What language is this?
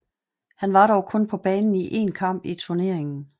Danish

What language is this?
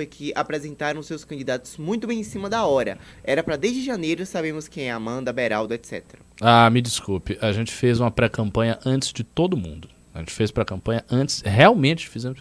Portuguese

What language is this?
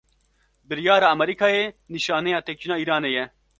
Kurdish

